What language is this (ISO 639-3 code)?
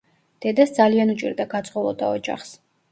kat